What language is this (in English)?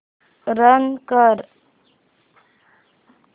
Marathi